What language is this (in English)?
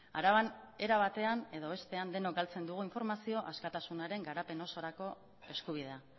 Basque